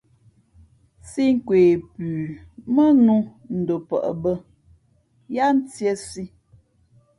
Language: Fe'fe'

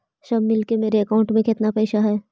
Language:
Magahi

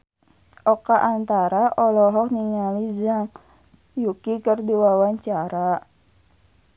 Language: Sundanese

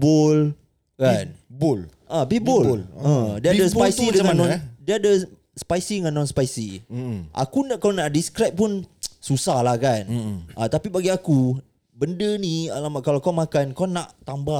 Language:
Malay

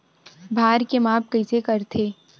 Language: Chhattisgarhi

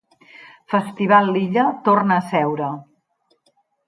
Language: Catalan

